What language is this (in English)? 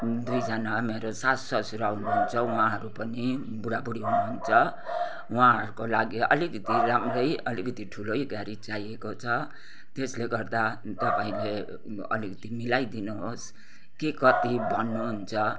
Nepali